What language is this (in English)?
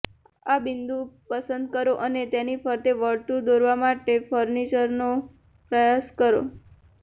Gujarati